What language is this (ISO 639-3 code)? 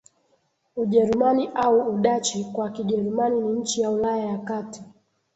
swa